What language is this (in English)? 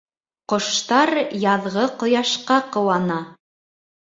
Bashkir